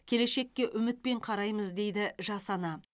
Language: Kazakh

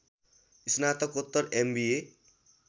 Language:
Nepali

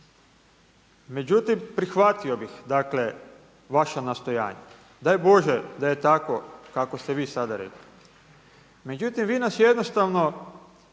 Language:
Croatian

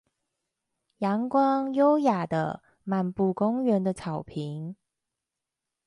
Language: Chinese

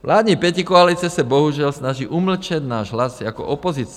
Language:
Czech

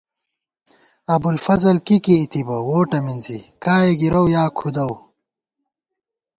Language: Gawar-Bati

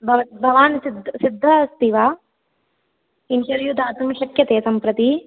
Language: Sanskrit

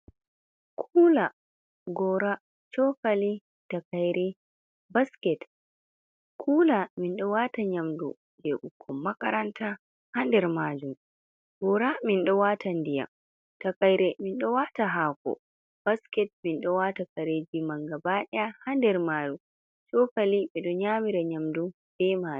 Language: Fula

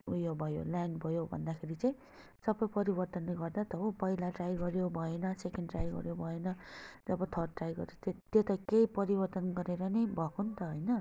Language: Nepali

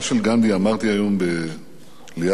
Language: Hebrew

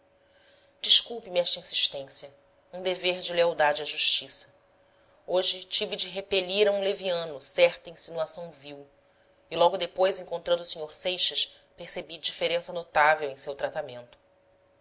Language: Portuguese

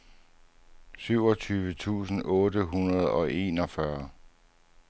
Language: Danish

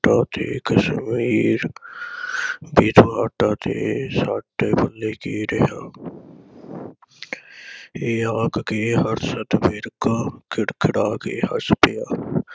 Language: Punjabi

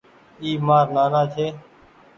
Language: Goaria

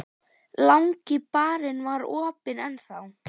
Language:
Icelandic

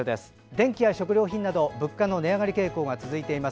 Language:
Japanese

